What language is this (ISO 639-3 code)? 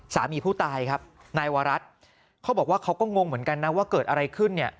tha